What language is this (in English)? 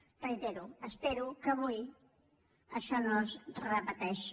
Catalan